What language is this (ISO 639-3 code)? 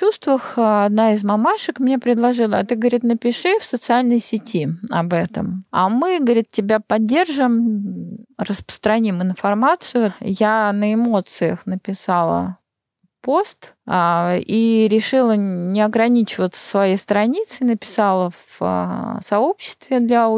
rus